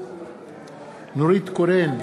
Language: Hebrew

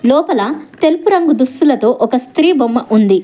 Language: Telugu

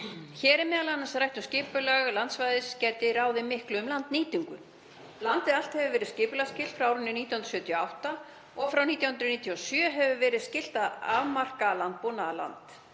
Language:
Icelandic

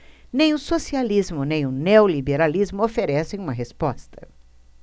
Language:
Portuguese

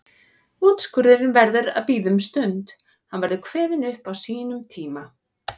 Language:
Icelandic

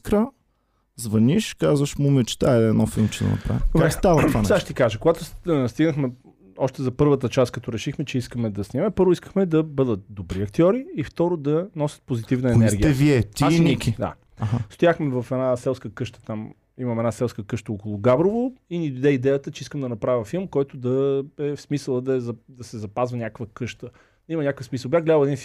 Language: Bulgarian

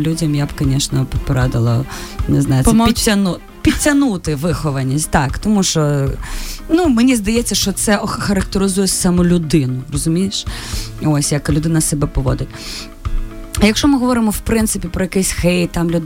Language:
Ukrainian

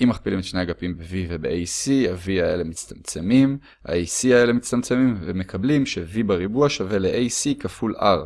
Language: Hebrew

